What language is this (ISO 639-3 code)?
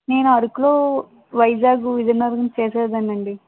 tel